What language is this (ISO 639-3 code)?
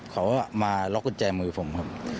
tha